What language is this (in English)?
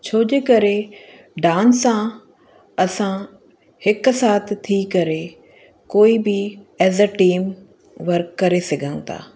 Sindhi